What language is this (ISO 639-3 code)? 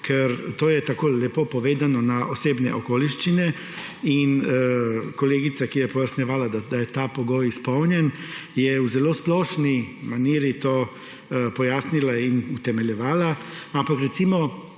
slv